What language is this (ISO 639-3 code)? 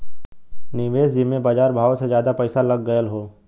bho